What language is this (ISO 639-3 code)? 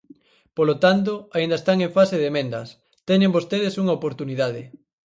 glg